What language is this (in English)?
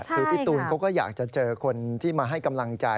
Thai